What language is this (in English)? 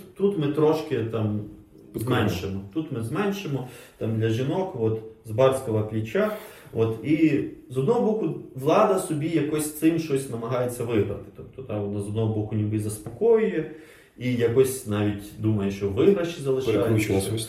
Ukrainian